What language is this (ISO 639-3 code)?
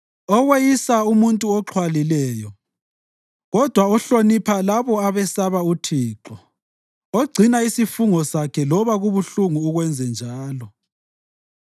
nde